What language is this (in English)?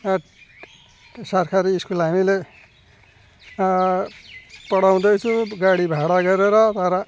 Nepali